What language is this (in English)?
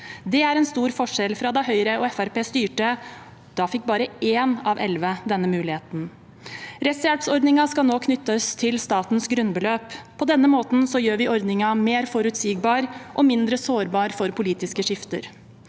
Norwegian